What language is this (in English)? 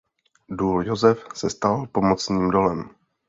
Czech